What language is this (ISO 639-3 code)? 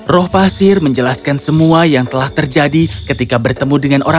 ind